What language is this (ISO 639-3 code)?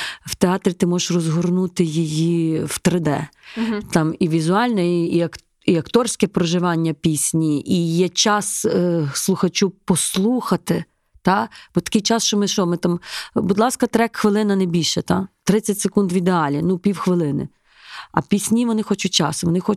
ukr